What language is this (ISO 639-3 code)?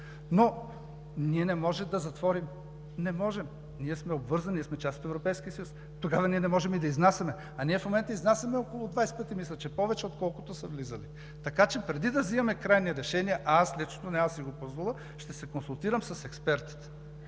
bul